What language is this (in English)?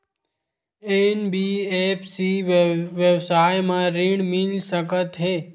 Chhattisgarhi